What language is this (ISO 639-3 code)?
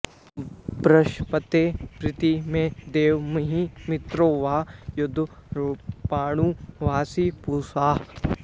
san